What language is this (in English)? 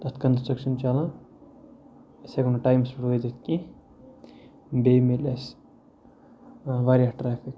Kashmiri